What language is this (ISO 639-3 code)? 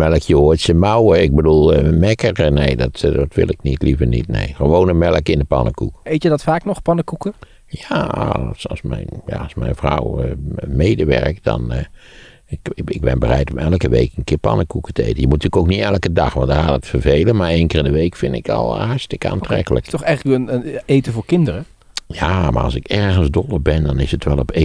nld